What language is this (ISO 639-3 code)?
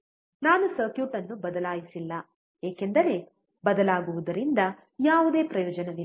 kan